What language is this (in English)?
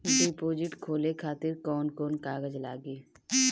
Bhojpuri